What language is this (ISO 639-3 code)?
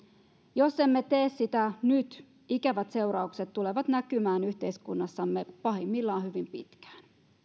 fin